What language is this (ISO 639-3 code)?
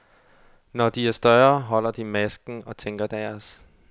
dan